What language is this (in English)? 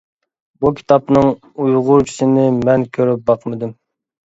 Uyghur